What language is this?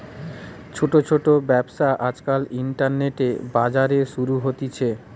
Bangla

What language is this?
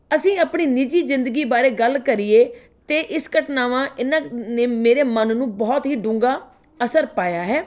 Punjabi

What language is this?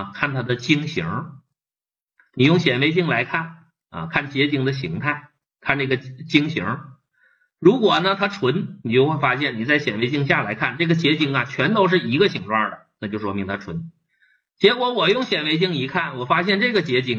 Chinese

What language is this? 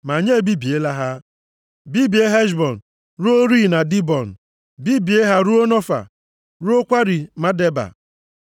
Igbo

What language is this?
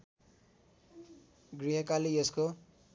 Nepali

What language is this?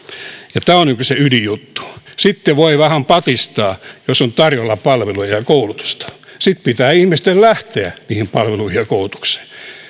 Finnish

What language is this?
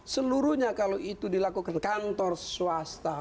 Indonesian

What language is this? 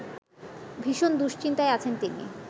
Bangla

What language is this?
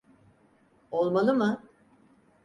Turkish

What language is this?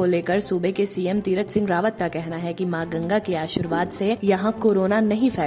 Hindi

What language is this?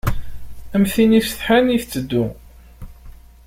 Kabyle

